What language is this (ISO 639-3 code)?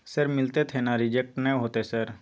mai